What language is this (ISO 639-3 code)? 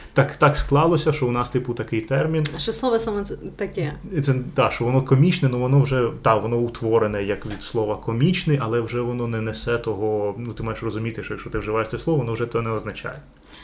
ukr